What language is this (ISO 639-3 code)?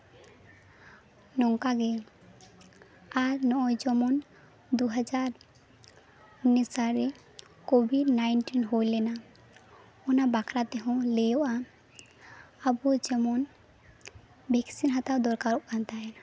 sat